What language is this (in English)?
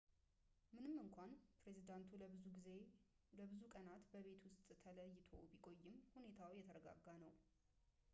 Amharic